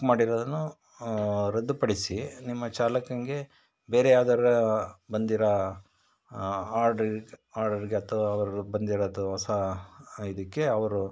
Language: Kannada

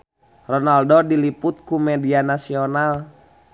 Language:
Sundanese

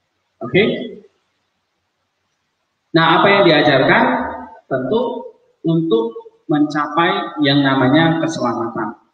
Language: Indonesian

